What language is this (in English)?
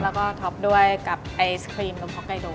Thai